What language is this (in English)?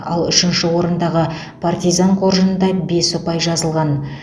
Kazakh